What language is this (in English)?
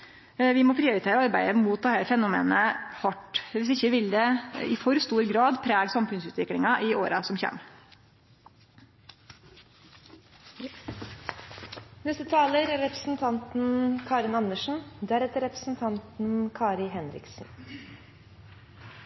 Norwegian